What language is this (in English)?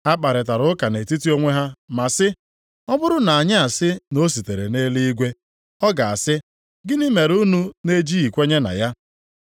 Igbo